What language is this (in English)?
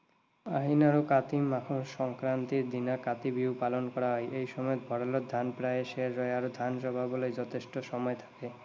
Assamese